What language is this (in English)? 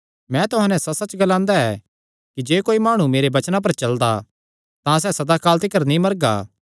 Kangri